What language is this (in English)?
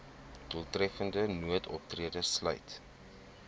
Afrikaans